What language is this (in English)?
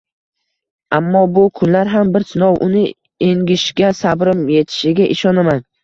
Uzbek